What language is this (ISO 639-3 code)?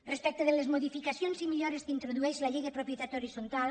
cat